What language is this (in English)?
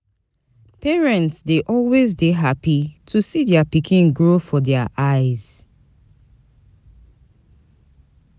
Nigerian Pidgin